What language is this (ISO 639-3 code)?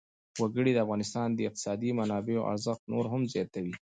pus